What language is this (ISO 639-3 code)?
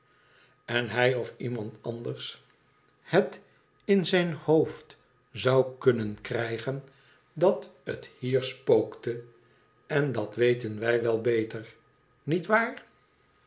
nld